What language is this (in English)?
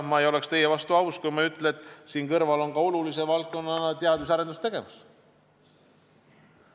Estonian